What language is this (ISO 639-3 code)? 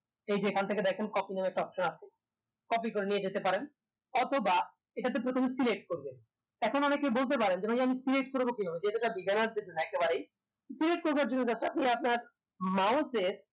ben